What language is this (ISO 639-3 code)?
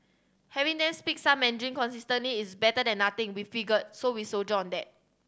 eng